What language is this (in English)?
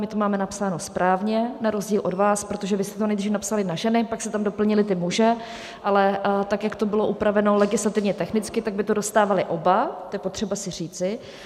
Czech